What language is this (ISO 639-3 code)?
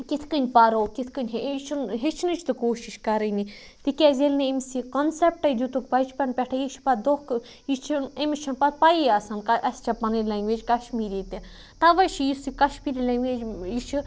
kas